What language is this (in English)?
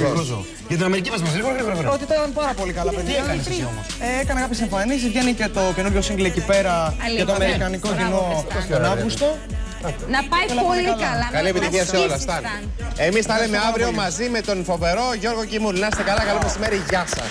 Greek